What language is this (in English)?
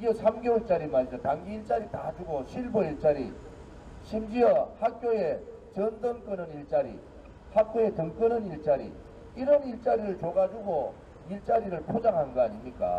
Korean